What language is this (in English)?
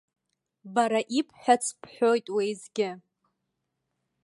Abkhazian